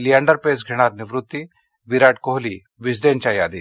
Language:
Marathi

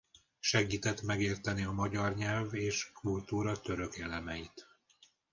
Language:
Hungarian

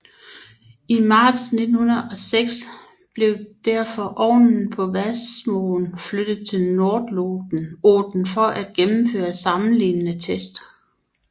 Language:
Danish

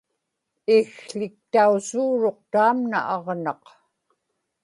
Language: Inupiaq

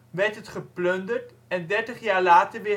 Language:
Dutch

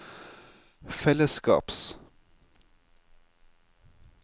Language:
Norwegian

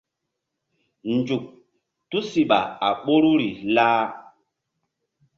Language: Mbum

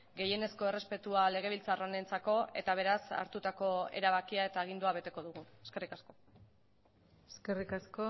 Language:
Basque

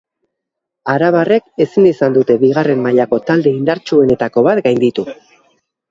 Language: Basque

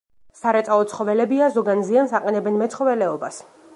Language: Georgian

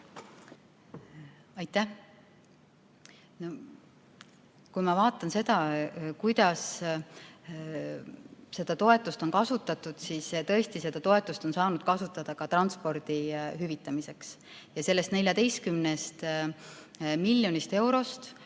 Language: Estonian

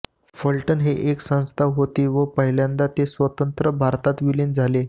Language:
Marathi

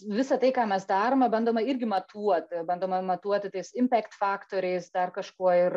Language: Lithuanian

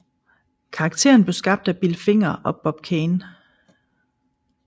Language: Danish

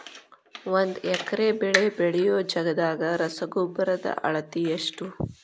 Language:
Kannada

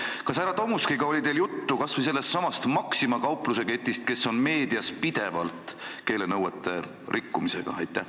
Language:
Estonian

